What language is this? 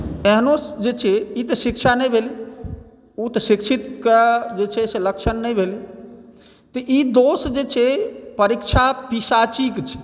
Maithili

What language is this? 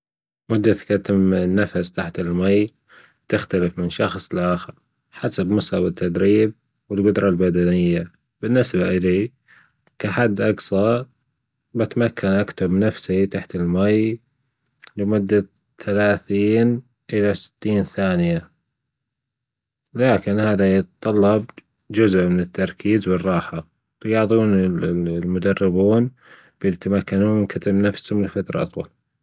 Gulf Arabic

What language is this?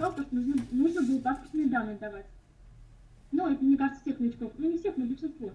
Russian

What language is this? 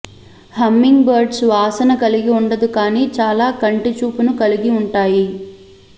Telugu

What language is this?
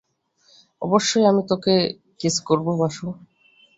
Bangla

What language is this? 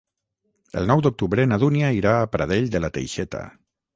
Catalan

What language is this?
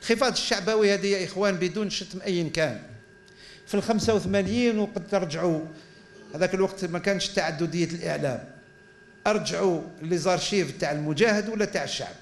Arabic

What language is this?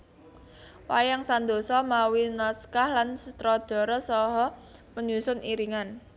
Javanese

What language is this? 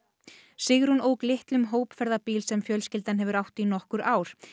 Icelandic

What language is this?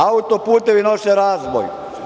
Serbian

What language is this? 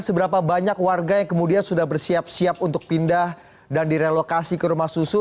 Indonesian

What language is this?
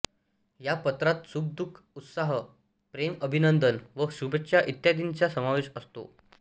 Marathi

